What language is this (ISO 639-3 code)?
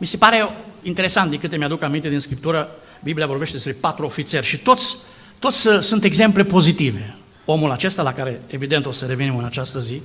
ron